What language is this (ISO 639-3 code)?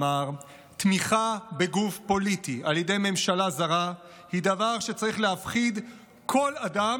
heb